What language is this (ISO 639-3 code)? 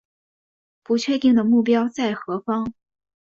zho